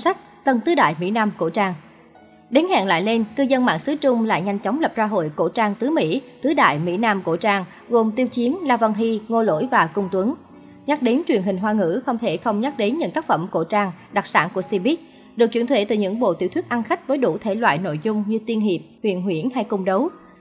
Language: Vietnamese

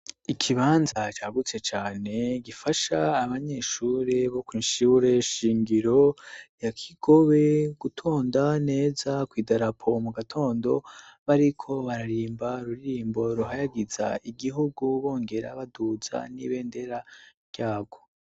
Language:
Rundi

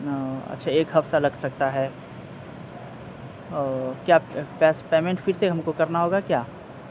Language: Urdu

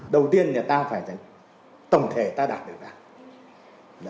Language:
Vietnamese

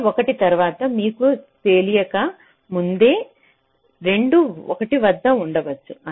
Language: Telugu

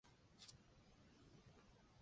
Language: Chinese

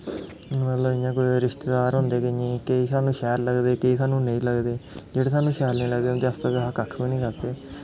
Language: Dogri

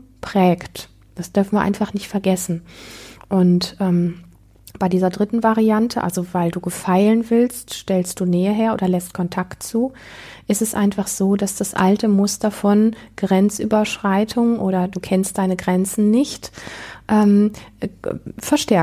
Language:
German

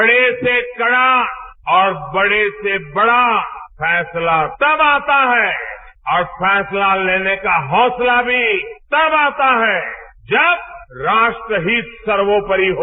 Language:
Hindi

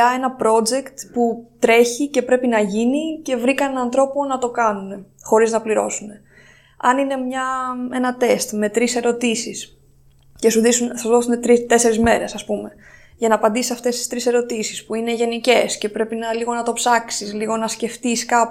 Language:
Greek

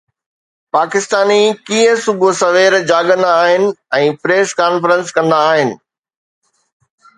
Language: Sindhi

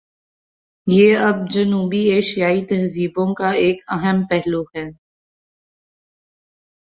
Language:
Urdu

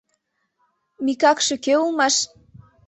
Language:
Mari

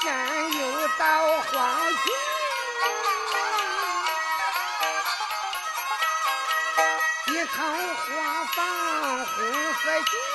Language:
Chinese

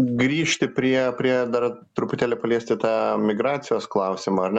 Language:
Lithuanian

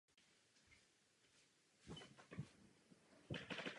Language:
Czech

